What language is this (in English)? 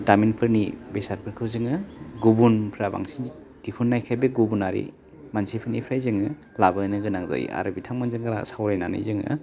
Bodo